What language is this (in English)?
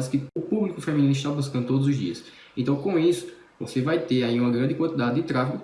Portuguese